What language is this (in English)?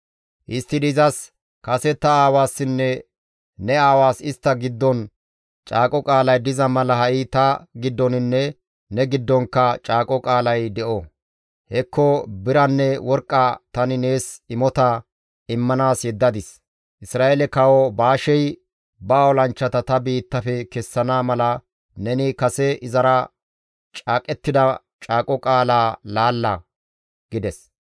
Gamo